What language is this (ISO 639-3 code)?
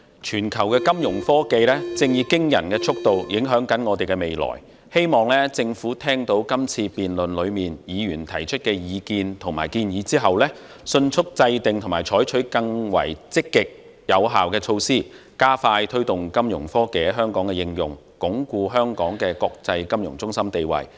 yue